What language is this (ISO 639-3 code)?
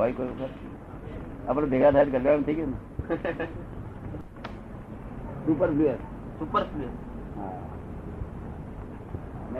guj